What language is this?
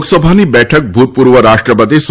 Gujarati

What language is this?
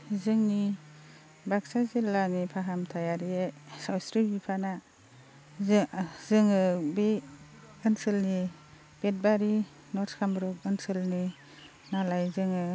Bodo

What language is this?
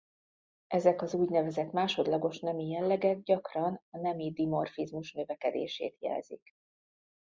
Hungarian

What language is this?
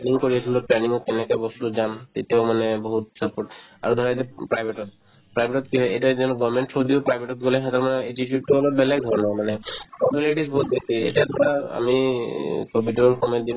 Assamese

